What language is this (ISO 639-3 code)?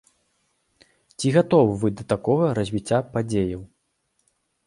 bel